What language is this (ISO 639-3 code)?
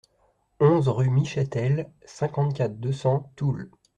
fra